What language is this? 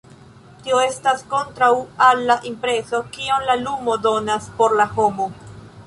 Esperanto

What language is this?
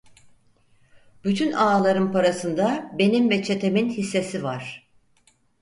Turkish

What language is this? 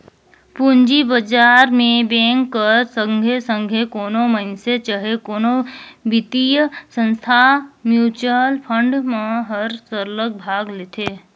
Chhattisgarhi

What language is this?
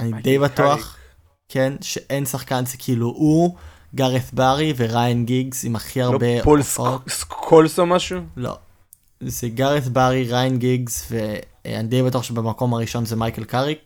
Hebrew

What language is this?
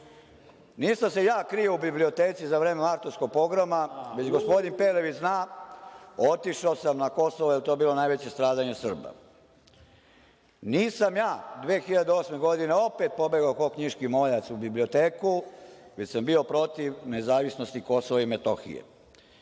Serbian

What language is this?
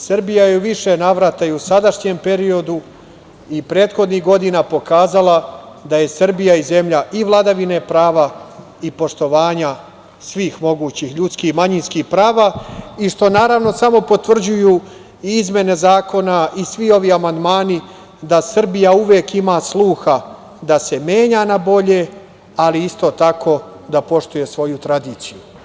Serbian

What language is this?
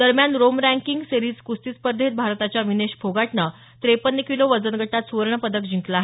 Marathi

